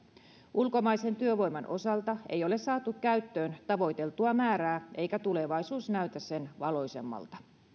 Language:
Finnish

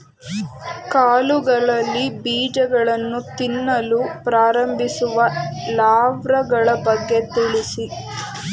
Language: Kannada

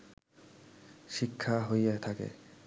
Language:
Bangla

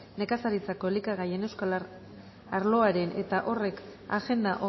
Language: Basque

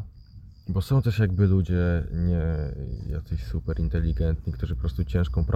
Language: Polish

